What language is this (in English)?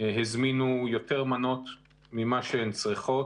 Hebrew